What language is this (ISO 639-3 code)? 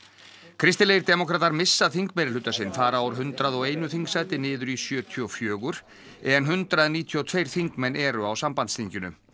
isl